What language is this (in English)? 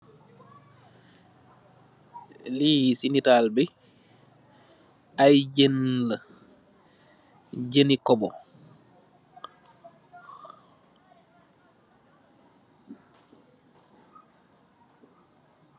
Wolof